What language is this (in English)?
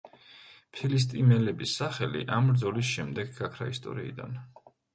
Georgian